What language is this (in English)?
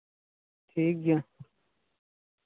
Santali